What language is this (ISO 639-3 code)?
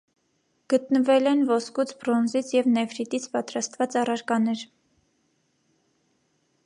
hye